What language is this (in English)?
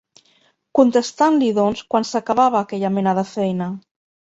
Catalan